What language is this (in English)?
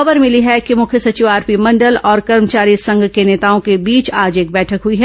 Hindi